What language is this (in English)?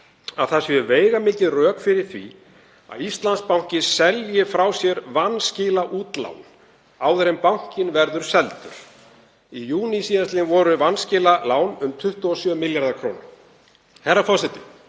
Icelandic